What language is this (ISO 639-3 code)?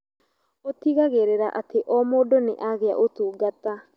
kik